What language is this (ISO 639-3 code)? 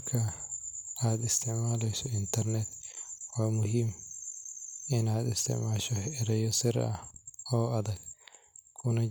som